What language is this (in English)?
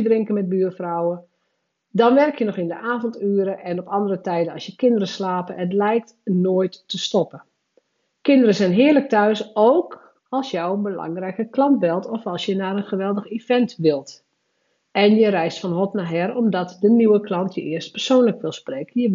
Dutch